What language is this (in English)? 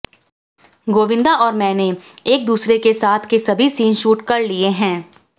Hindi